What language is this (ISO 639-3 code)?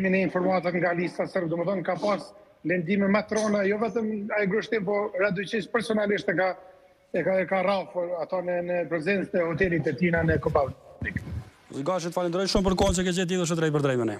ron